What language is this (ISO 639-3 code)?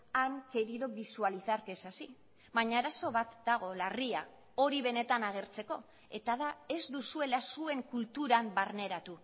eus